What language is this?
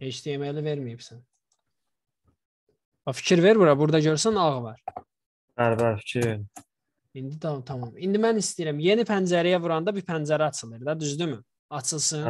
Turkish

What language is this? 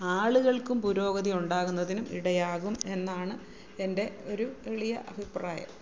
Malayalam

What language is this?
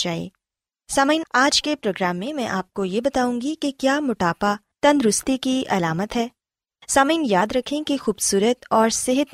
Urdu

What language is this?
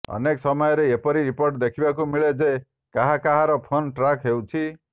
Odia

